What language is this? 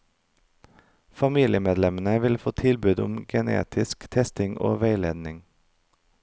Norwegian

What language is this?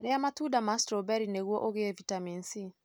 Kikuyu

